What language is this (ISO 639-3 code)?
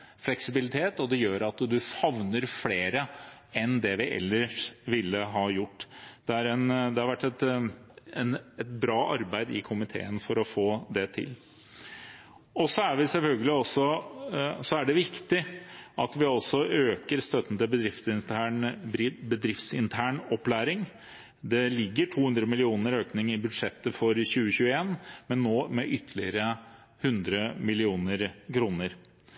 nob